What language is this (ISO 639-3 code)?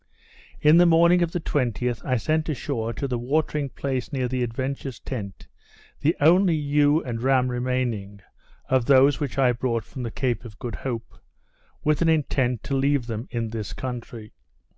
eng